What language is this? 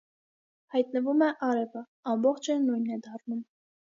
Armenian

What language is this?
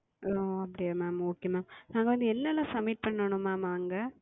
Tamil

